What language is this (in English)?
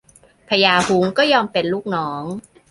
Thai